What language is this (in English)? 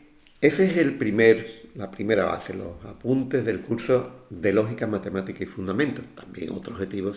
Spanish